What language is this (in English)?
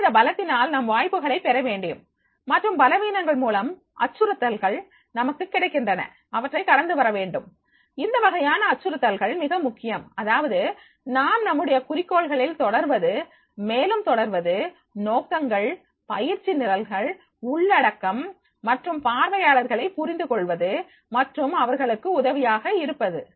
Tamil